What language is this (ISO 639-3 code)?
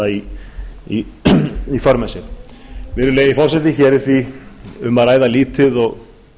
isl